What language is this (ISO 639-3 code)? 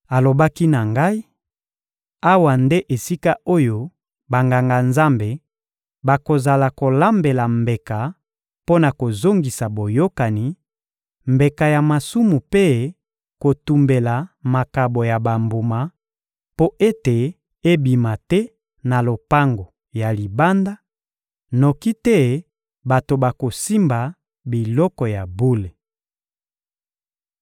lin